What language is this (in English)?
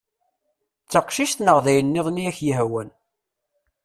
Kabyle